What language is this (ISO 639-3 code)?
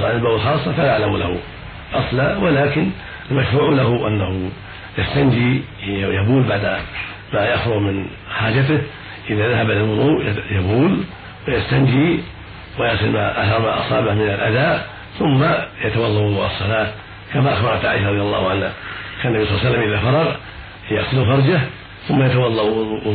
ara